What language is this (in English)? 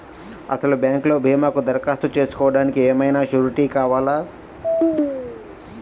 Telugu